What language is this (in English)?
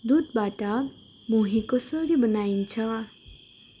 Nepali